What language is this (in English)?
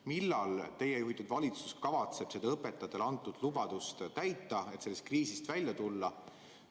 Estonian